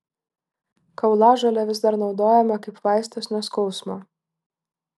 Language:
Lithuanian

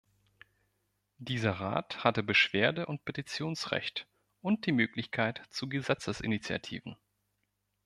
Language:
German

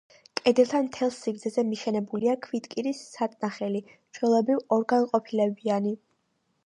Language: Georgian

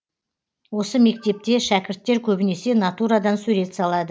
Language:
Kazakh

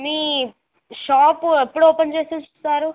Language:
Telugu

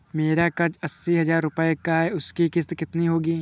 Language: Hindi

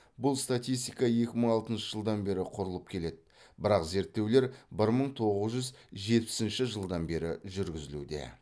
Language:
Kazakh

